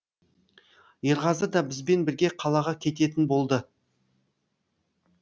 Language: Kazakh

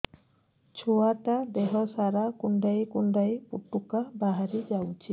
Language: Odia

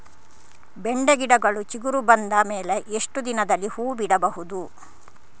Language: Kannada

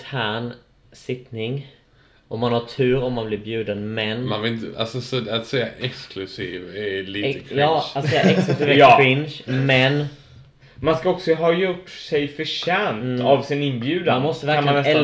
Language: Swedish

